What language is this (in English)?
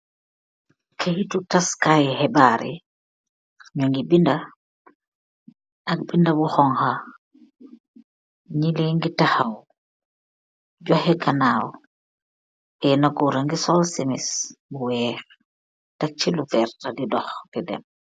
Wolof